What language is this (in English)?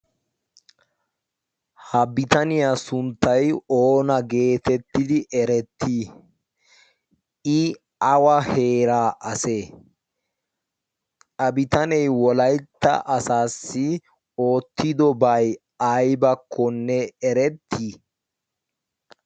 Wolaytta